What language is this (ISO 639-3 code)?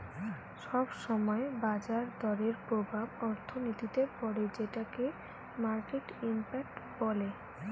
ben